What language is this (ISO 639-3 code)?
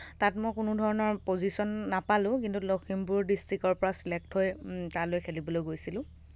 asm